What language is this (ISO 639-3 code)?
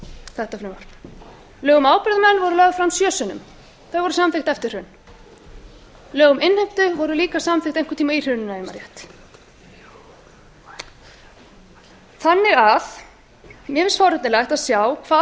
isl